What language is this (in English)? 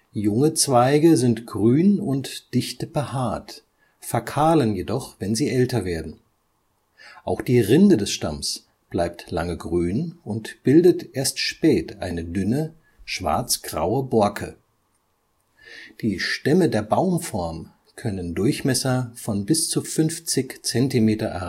German